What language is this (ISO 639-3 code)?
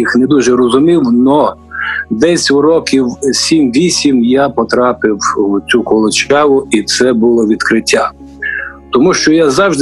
ukr